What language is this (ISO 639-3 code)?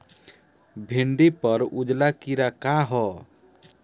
bho